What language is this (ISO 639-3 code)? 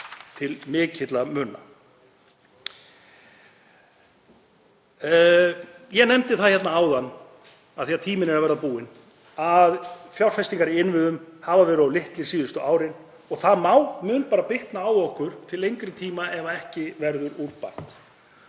isl